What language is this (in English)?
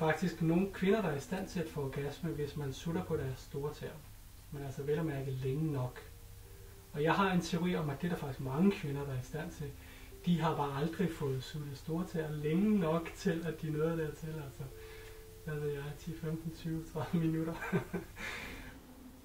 Danish